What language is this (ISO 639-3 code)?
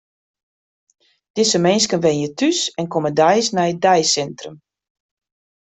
fry